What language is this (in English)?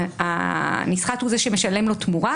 Hebrew